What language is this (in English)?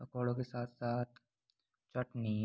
Hindi